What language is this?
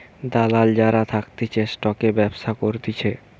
Bangla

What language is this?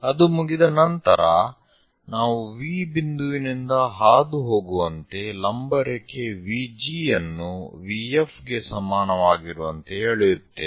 Kannada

